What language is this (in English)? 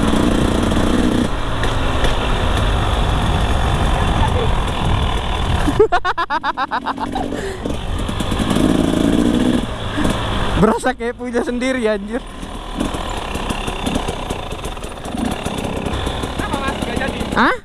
Indonesian